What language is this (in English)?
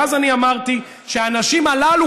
Hebrew